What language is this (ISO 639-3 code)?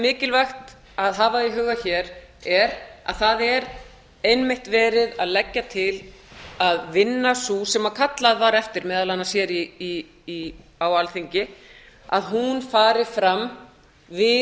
isl